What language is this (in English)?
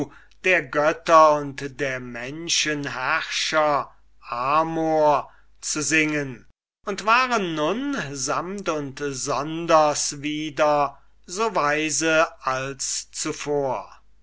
German